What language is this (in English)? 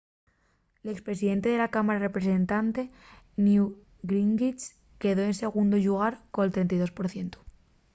Asturian